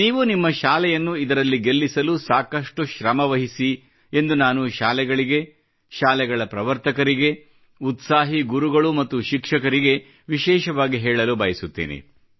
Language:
Kannada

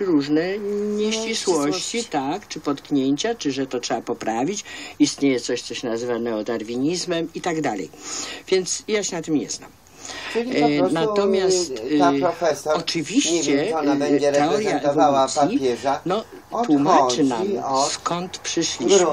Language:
Polish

